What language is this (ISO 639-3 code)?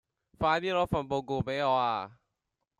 yue